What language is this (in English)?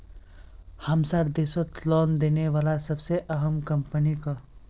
Magahi